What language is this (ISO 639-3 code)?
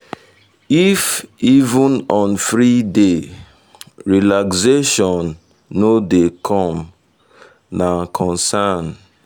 pcm